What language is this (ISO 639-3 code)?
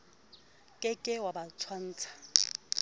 sot